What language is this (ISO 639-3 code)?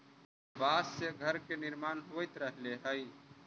mag